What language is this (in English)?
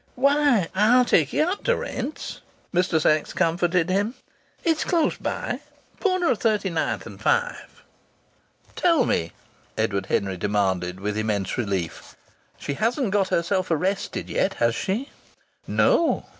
English